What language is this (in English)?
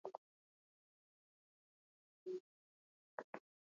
Swahili